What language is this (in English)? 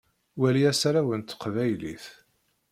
Kabyle